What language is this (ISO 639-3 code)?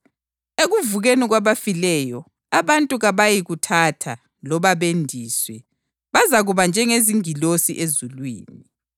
nde